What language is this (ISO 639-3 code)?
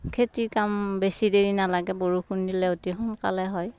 asm